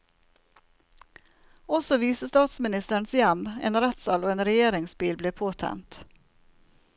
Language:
Norwegian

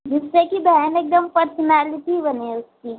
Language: Hindi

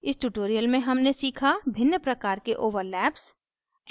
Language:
Hindi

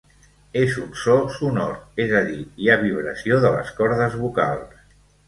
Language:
Catalan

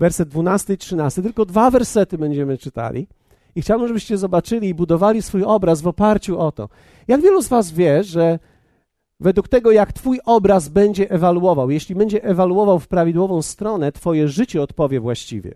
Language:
Polish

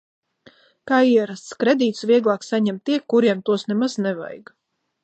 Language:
Latvian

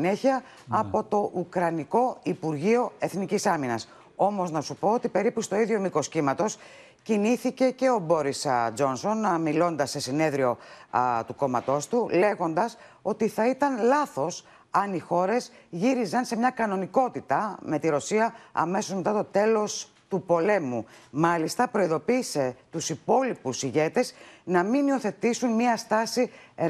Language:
Greek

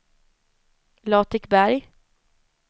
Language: Swedish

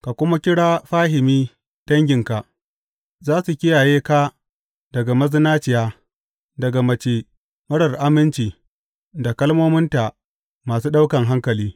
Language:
Hausa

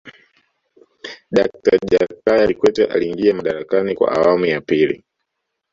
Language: Swahili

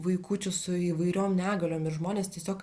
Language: Lithuanian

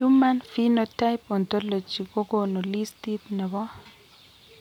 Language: Kalenjin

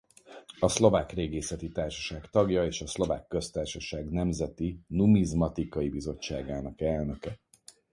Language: Hungarian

